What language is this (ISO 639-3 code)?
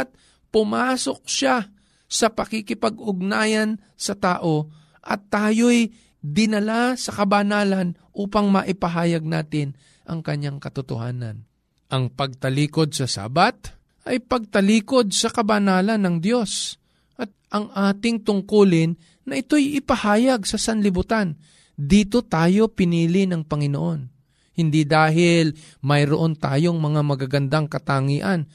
fil